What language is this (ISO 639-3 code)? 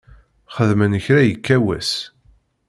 kab